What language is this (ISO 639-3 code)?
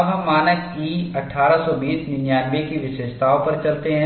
hin